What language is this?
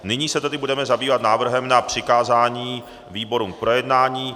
Czech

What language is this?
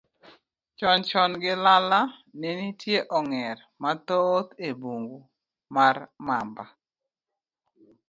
Luo (Kenya and Tanzania)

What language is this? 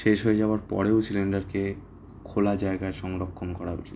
Bangla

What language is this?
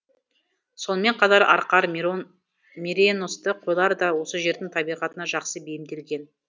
Kazakh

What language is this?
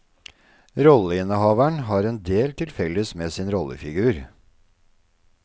Norwegian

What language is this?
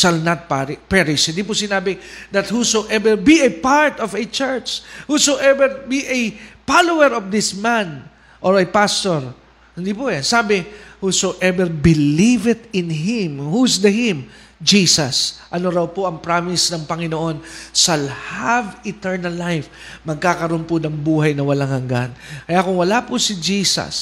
Filipino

